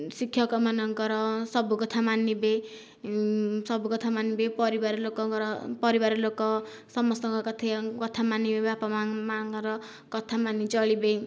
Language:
Odia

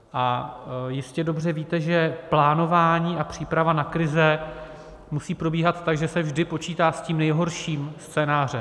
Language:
Czech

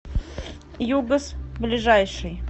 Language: Russian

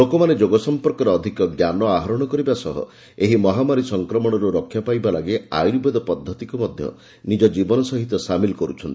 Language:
Odia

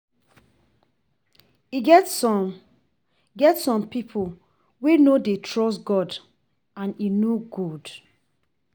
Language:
Nigerian Pidgin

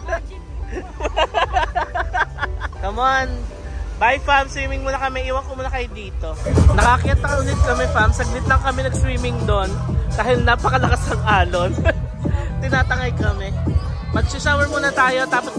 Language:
Filipino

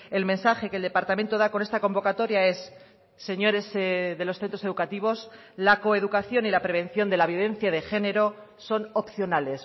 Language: Spanish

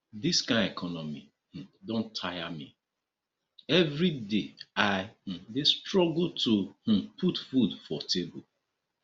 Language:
Nigerian Pidgin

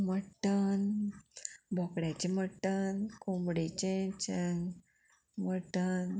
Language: Konkani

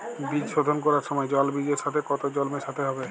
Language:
Bangla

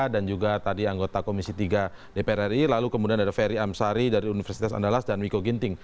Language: Indonesian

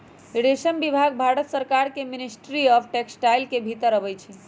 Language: Magahi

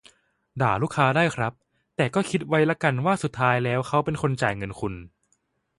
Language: Thai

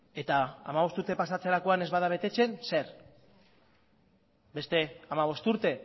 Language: Basque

